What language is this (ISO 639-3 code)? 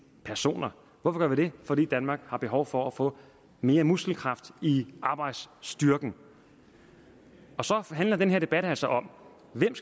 dan